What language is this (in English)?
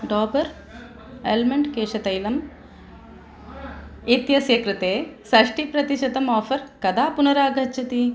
Sanskrit